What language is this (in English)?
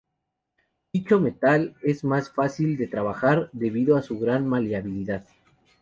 Spanish